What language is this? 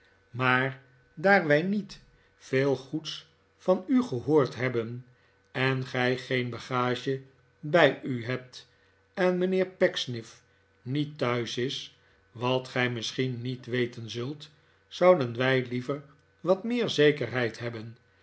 Dutch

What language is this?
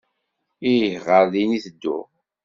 Kabyle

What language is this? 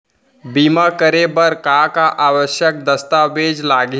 Chhattisgarhi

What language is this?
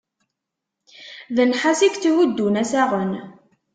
Kabyle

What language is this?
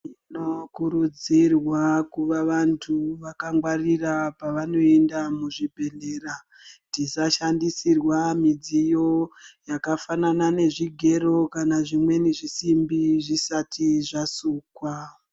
Ndau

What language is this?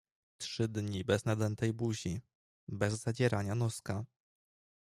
Polish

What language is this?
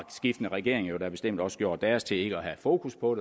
Danish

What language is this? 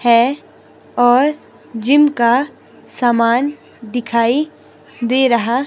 Hindi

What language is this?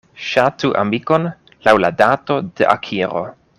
Esperanto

